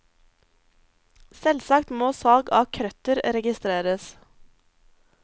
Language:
Norwegian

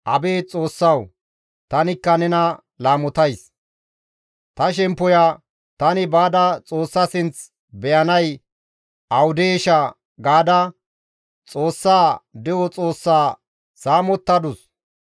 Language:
Gamo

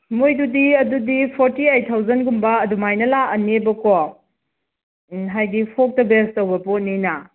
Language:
Manipuri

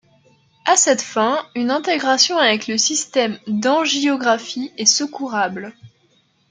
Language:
French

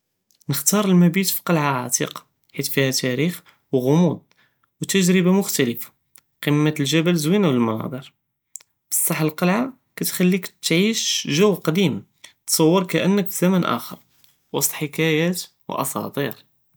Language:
Judeo-Arabic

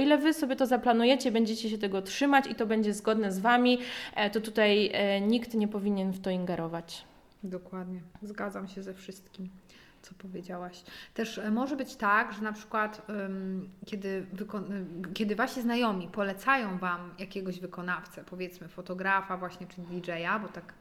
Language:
Polish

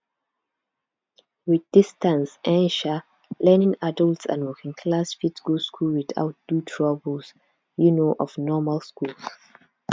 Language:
Nigerian Pidgin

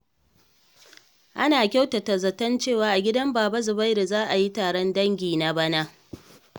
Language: Hausa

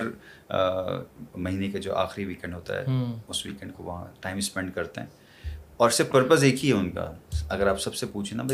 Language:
Urdu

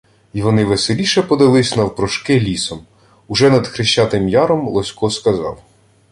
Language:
Ukrainian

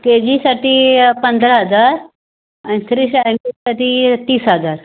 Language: Marathi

